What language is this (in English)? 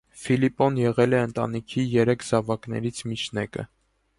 Armenian